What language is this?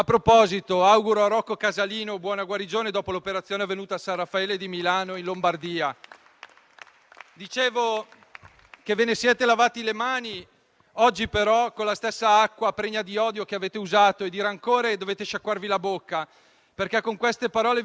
Italian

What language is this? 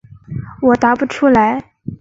Chinese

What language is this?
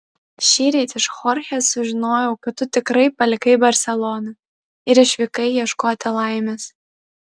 Lithuanian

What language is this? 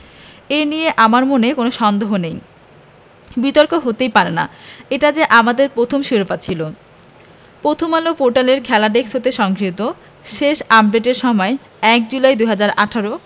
Bangla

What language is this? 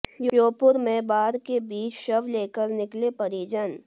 Hindi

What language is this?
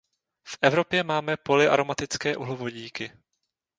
Czech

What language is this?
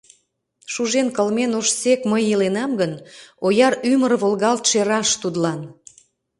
Mari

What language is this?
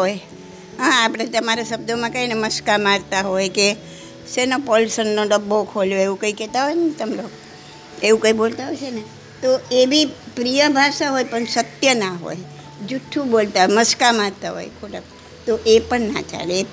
Gujarati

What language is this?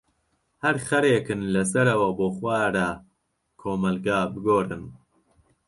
Central Kurdish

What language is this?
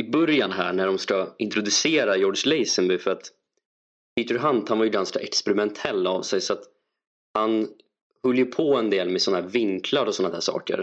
Swedish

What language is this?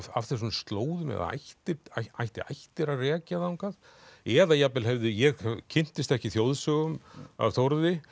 Icelandic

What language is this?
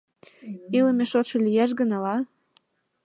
Mari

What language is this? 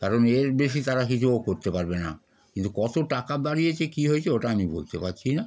Bangla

